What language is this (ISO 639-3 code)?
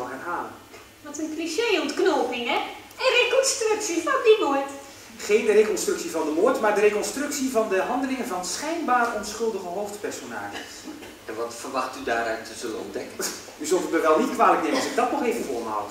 nld